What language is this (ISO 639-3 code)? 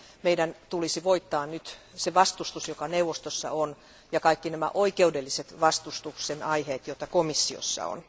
fin